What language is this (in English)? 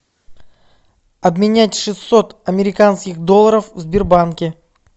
Russian